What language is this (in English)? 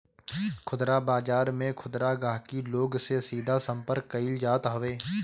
Bhojpuri